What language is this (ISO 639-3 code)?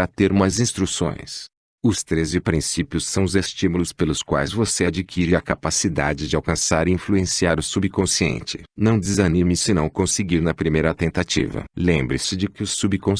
por